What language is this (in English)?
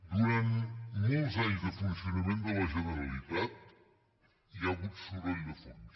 Catalan